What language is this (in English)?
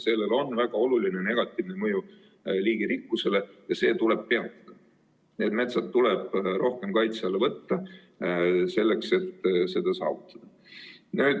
Estonian